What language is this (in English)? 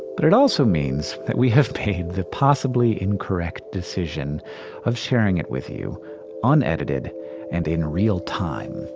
English